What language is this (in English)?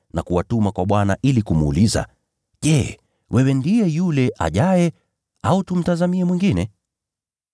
Swahili